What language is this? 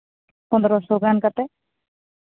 Santali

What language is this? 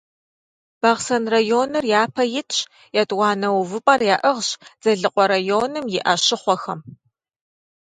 Kabardian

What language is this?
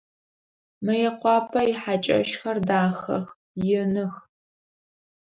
Adyghe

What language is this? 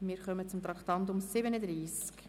Swiss German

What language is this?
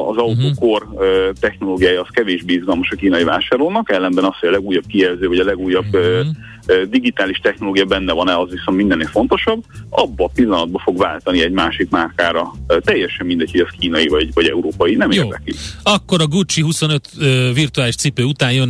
Hungarian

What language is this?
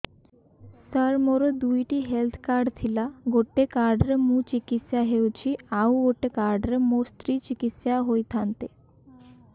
Odia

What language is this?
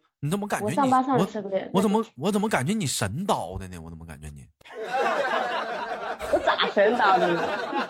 Chinese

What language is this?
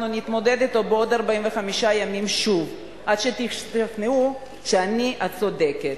Hebrew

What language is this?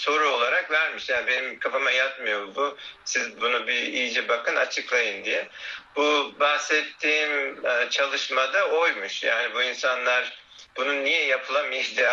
Turkish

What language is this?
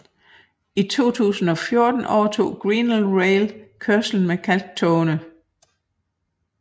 Danish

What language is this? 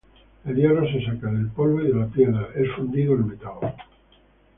Spanish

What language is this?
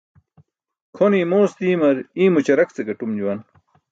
Burushaski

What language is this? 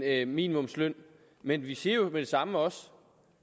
Danish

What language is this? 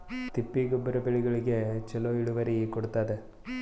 Kannada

